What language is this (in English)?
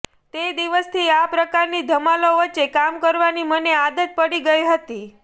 Gujarati